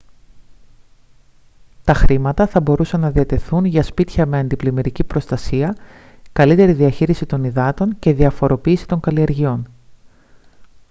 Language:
Greek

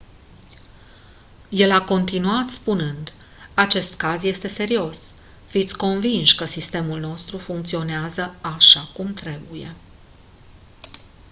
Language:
Romanian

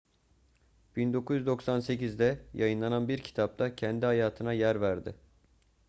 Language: Turkish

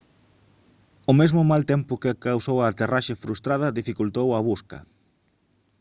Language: Galician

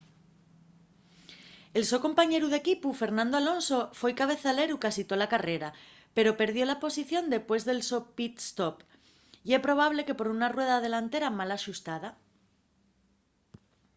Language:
Asturian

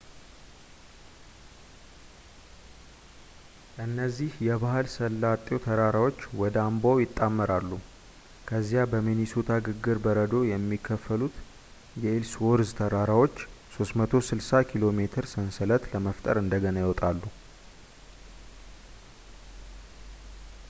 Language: Amharic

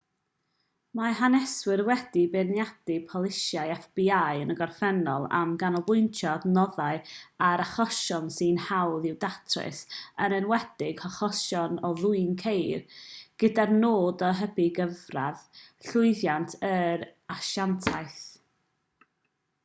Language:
Welsh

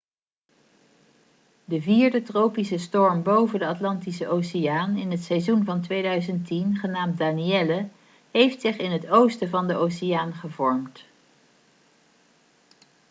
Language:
Dutch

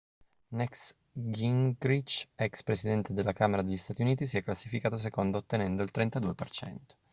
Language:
Italian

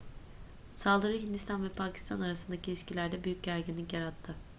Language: Turkish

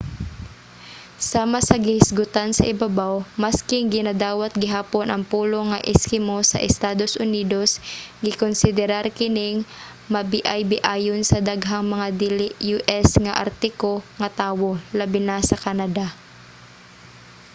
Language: Cebuano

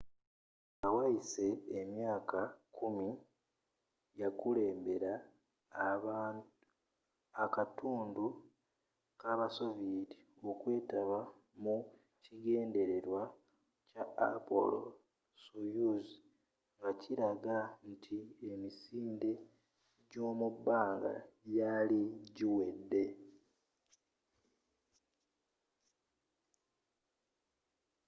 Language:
Ganda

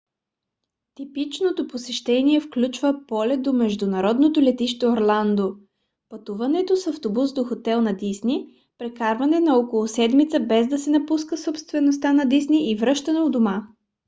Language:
Bulgarian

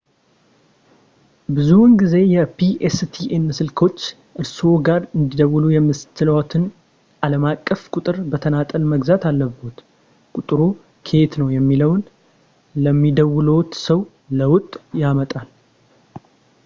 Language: Amharic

